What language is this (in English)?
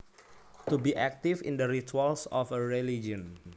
Javanese